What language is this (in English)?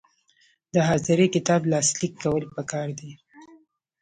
Pashto